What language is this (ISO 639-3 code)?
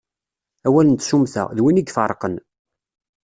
kab